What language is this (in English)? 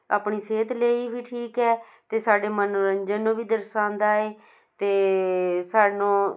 Punjabi